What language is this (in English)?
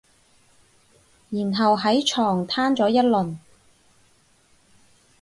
Cantonese